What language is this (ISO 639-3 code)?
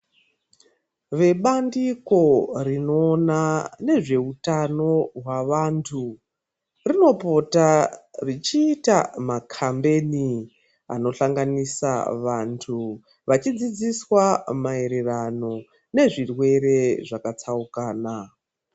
ndc